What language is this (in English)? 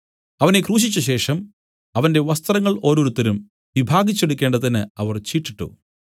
Malayalam